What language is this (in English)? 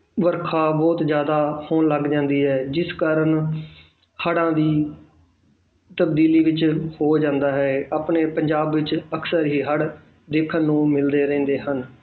Punjabi